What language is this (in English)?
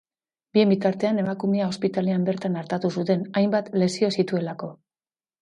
Basque